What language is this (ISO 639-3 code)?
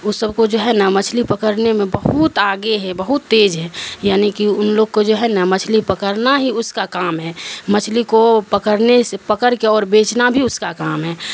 urd